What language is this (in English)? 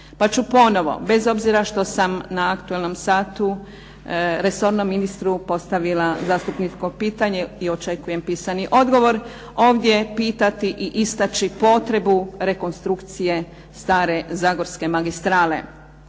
Croatian